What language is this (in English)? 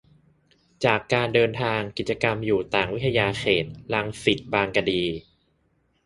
Thai